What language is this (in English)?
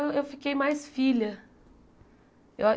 Portuguese